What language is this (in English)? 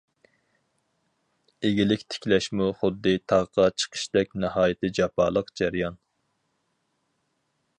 Uyghur